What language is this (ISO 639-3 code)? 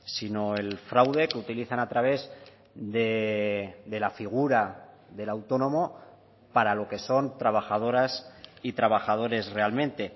spa